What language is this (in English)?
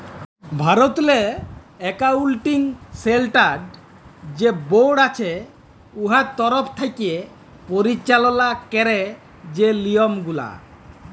Bangla